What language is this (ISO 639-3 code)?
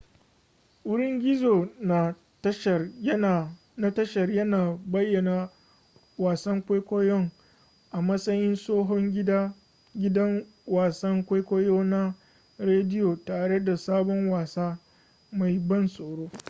hau